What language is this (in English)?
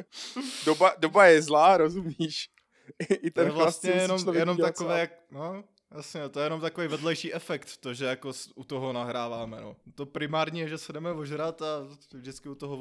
Czech